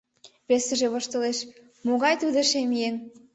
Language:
Mari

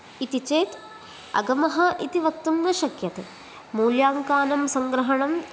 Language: Sanskrit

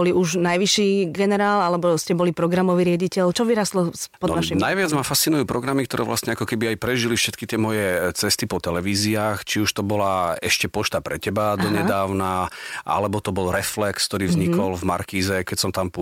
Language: Slovak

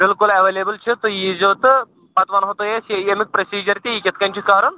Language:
Kashmiri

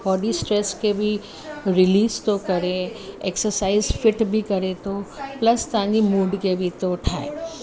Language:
Sindhi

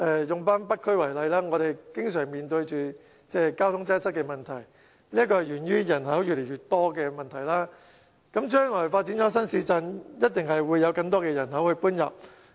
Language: Cantonese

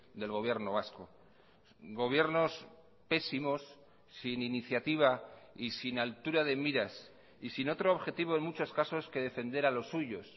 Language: Spanish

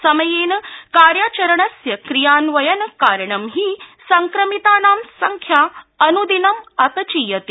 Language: Sanskrit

